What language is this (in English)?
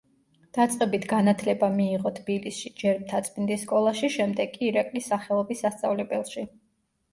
Georgian